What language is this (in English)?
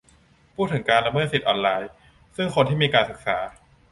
Thai